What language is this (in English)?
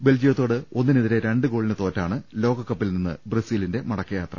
Malayalam